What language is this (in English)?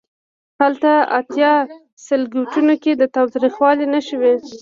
Pashto